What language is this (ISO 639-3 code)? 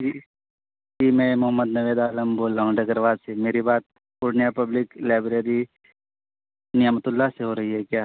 urd